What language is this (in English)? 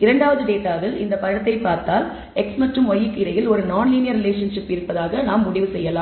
Tamil